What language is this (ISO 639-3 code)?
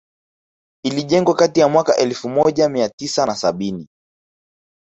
swa